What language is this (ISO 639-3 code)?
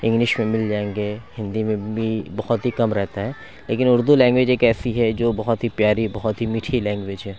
urd